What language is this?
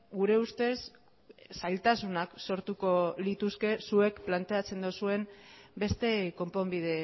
Basque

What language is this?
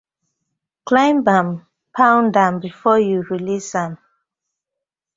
Nigerian Pidgin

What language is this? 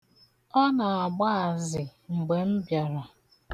Igbo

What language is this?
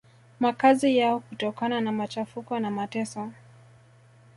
Swahili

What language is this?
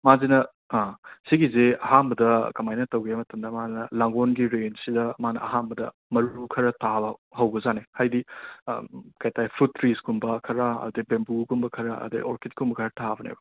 Manipuri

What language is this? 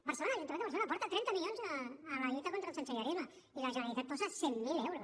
Catalan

